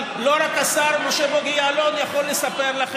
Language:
Hebrew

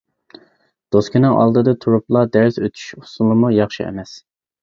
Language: Uyghur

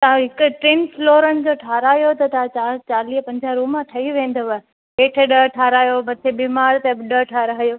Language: Sindhi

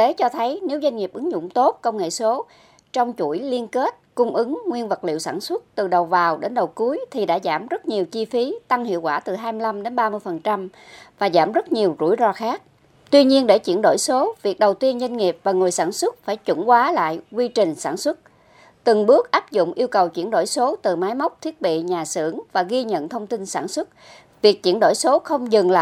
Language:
Vietnamese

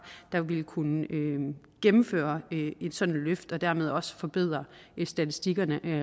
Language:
Danish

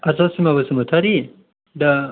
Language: Bodo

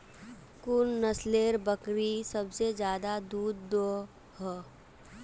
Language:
Magahi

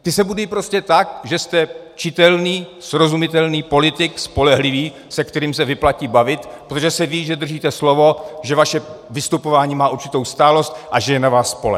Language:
Czech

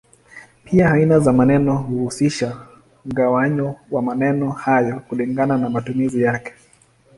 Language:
Swahili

